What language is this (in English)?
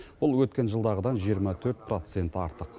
Kazakh